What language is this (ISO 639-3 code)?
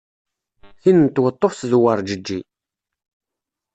kab